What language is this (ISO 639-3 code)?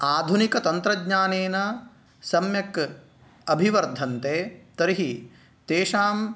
san